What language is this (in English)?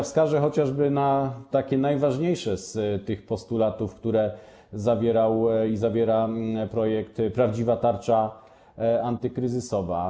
Polish